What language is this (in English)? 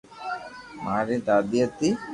Loarki